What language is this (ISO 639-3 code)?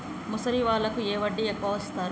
tel